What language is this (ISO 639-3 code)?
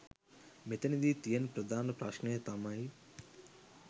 sin